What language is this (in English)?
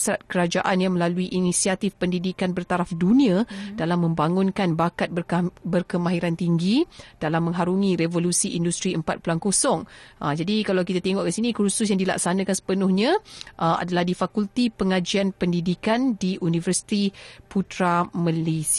Malay